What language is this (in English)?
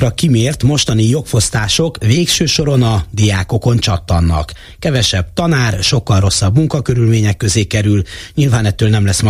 Hungarian